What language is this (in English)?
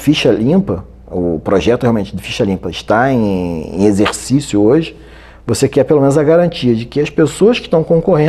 Portuguese